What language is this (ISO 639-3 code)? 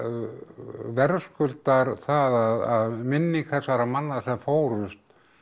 isl